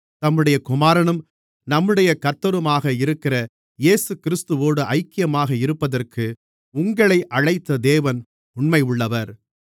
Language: Tamil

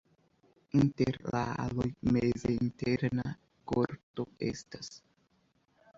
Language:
Esperanto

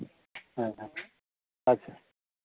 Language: Santali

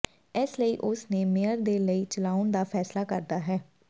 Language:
Punjabi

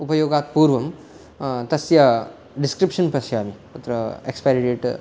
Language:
Sanskrit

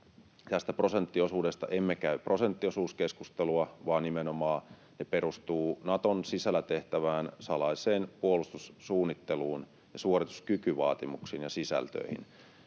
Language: Finnish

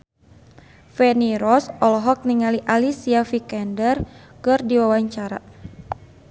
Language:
Sundanese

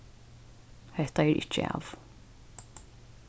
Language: Faroese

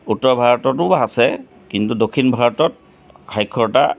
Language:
Assamese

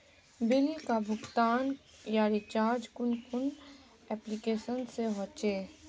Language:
Magahi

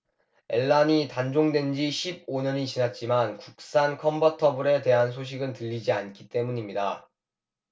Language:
Korean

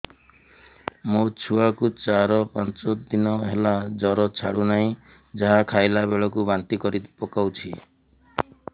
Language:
Odia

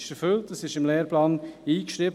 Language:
Swiss German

